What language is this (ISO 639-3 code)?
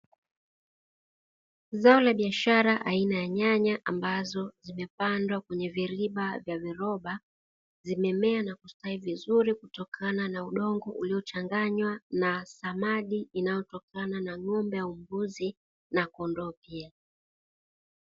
swa